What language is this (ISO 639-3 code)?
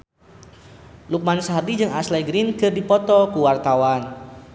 sun